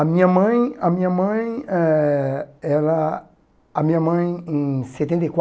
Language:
Portuguese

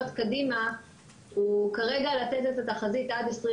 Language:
Hebrew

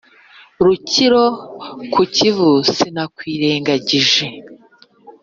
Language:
Kinyarwanda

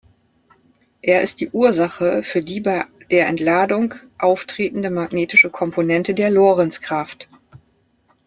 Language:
German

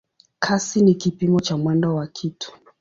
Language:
Swahili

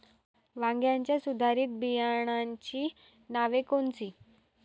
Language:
Marathi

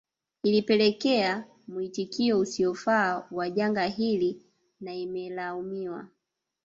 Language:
Swahili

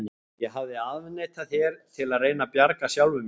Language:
Icelandic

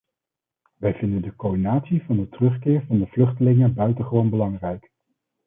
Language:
Dutch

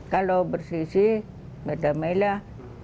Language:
Indonesian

